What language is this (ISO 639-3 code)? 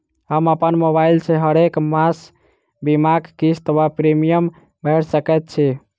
mai